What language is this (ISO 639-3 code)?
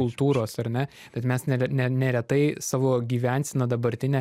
lit